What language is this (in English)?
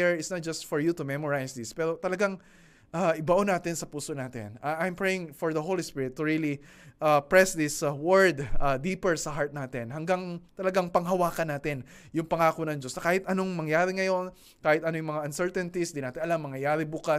Filipino